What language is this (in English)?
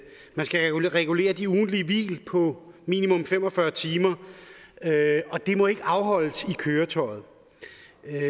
Danish